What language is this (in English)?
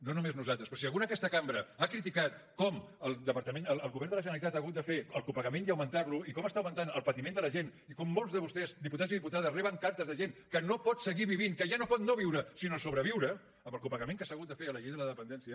Catalan